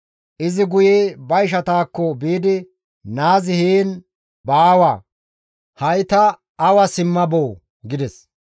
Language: Gamo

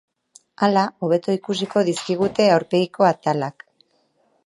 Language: Basque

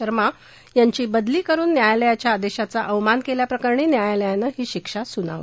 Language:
Marathi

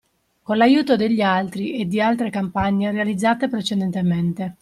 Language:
Italian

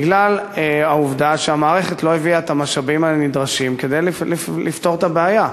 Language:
Hebrew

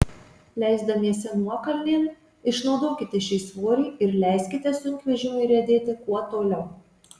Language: Lithuanian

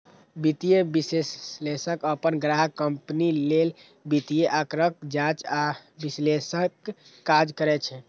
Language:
Maithili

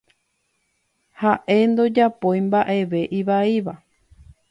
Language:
Guarani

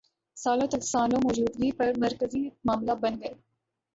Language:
Urdu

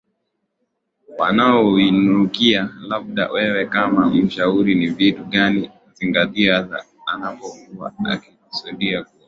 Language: Swahili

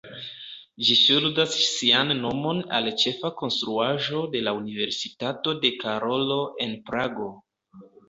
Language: Esperanto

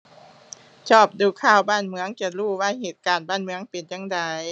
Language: Thai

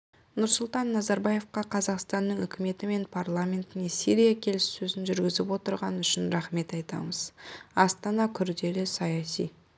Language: Kazakh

